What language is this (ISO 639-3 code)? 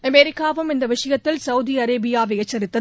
tam